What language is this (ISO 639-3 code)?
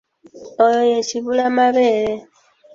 lug